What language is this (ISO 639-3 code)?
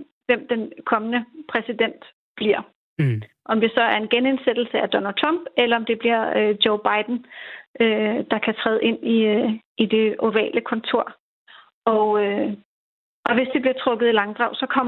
dan